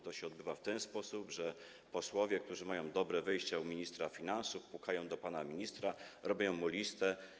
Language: Polish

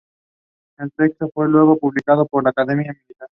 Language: Spanish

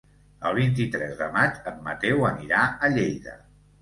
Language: Catalan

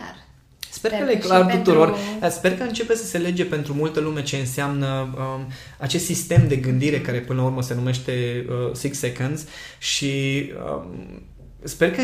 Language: Romanian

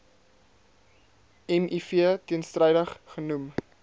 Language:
Afrikaans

